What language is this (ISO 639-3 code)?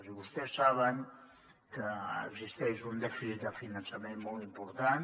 cat